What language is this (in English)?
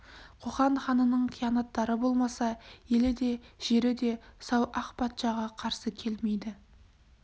Kazakh